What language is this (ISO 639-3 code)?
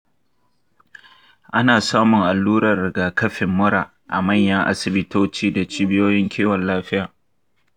hau